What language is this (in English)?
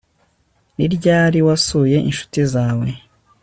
Kinyarwanda